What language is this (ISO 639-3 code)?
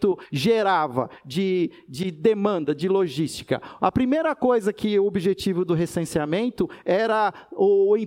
por